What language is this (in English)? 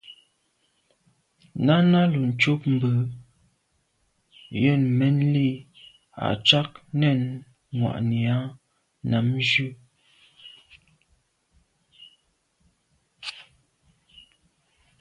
Medumba